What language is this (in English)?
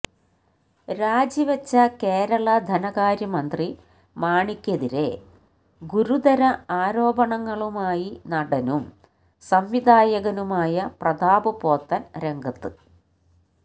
Malayalam